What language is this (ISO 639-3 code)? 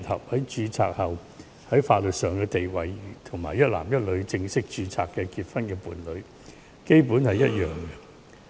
yue